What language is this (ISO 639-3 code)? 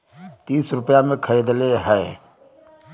bho